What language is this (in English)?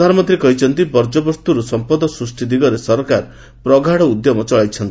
Odia